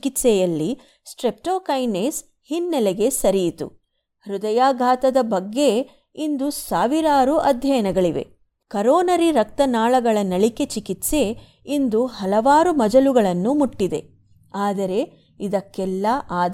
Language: Kannada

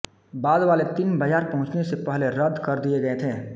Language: Hindi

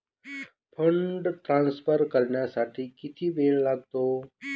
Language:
Marathi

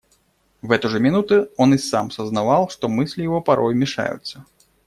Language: Russian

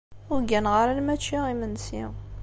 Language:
Kabyle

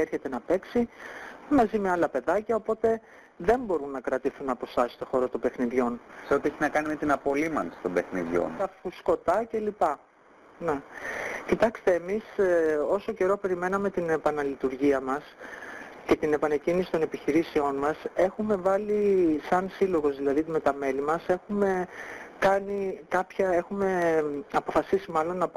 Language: Greek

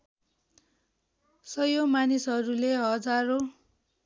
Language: Nepali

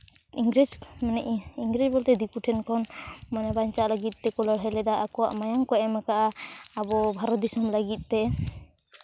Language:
Santali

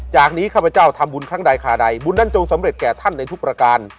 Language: Thai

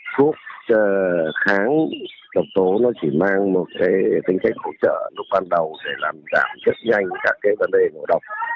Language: Vietnamese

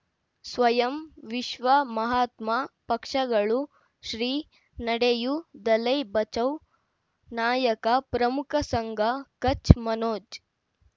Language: Kannada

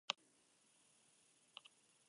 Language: Basque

